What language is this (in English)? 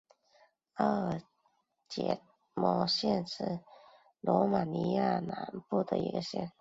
Chinese